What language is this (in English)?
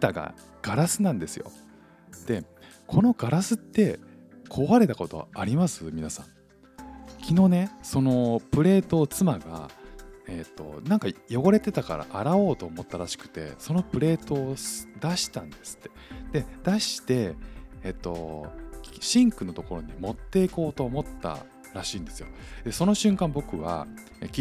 Japanese